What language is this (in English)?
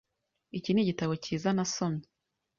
Kinyarwanda